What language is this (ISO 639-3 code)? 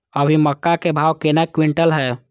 mai